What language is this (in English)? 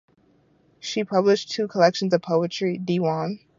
English